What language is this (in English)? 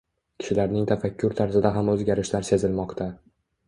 Uzbek